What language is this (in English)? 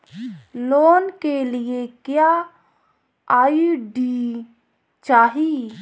Bhojpuri